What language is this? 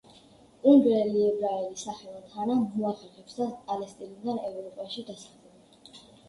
Georgian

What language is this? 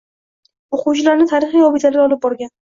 Uzbek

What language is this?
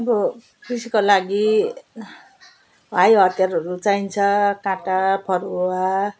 Nepali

